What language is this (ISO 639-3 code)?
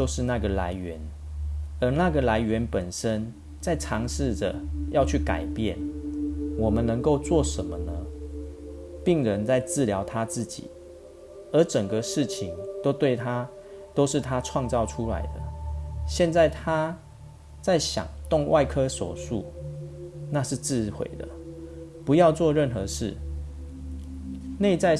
zho